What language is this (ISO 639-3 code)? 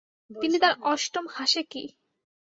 ben